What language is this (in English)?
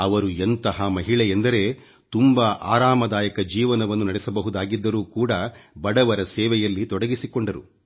Kannada